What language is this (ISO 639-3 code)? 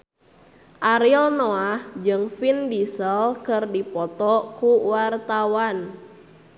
sun